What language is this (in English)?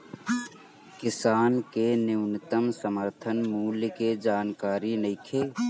Bhojpuri